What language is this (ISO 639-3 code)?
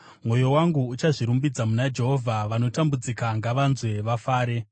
sna